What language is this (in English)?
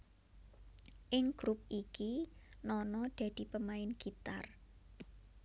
Javanese